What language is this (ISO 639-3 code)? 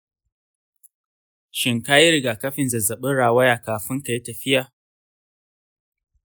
hau